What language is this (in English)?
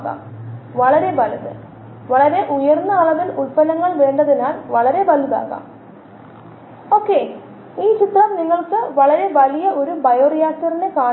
Malayalam